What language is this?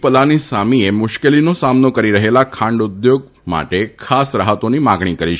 Gujarati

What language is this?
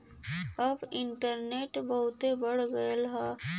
Bhojpuri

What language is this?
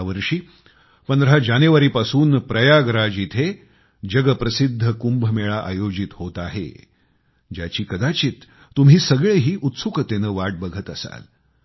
Marathi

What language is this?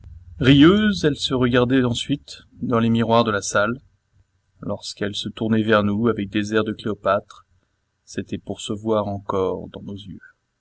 French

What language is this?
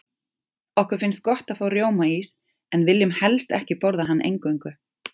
Icelandic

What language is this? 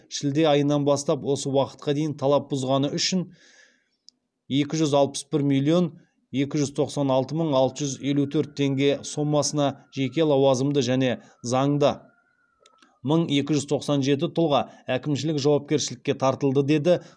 Kazakh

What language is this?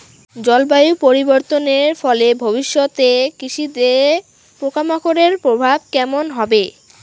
Bangla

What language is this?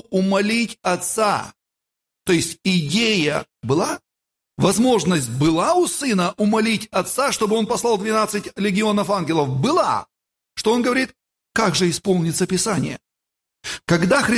Russian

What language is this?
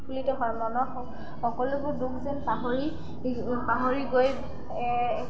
Assamese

